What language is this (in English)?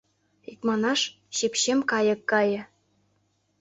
Mari